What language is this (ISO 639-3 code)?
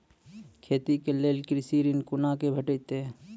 mai